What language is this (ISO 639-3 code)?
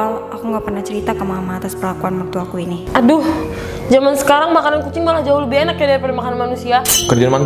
ind